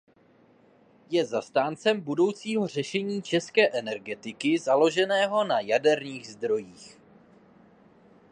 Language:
Czech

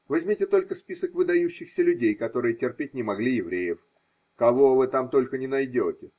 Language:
Russian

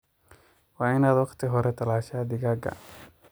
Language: Somali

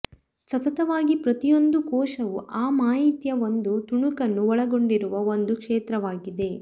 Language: Kannada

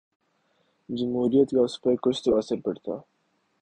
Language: Urdu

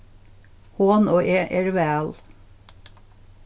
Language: Faroese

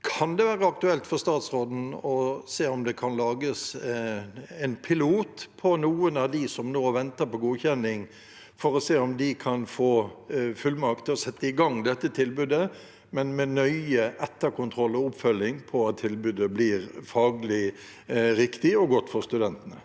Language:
Norwegian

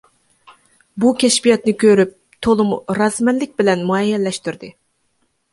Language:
Uyghur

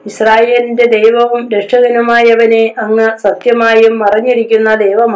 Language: Malayalam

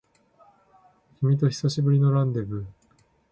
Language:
Japanese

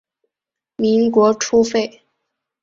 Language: Chinese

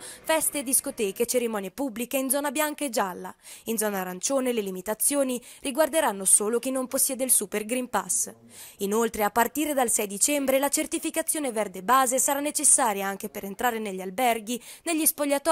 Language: Italian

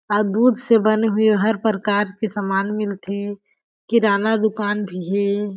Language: Chhattisgarhi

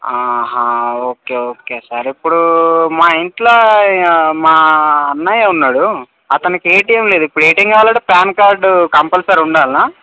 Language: Telugu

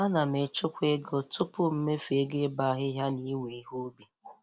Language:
Igbo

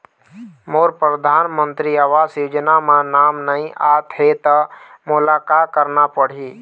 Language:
Chhattisgarhi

